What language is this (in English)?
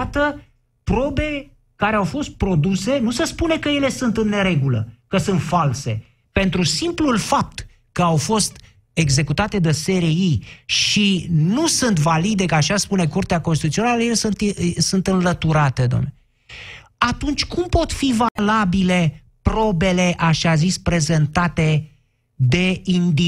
Romanian